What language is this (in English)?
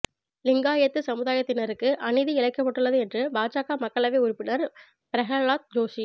Tamil